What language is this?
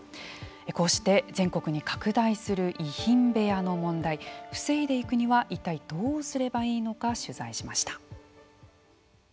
Japanese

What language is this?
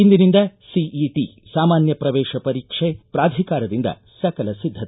Kannada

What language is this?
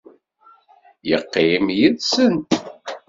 Kabyle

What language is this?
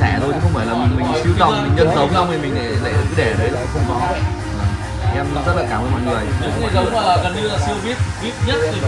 Vietnamese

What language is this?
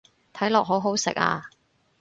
Cantonese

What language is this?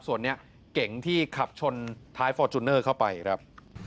Thai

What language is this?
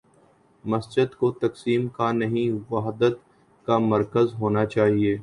Urdu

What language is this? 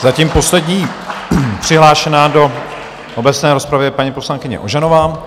Czech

